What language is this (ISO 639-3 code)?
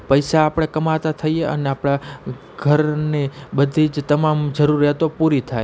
guj